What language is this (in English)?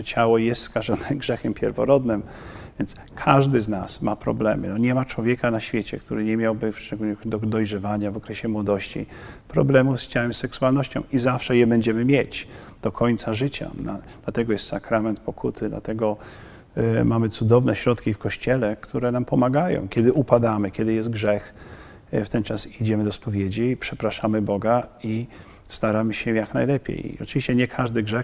Polish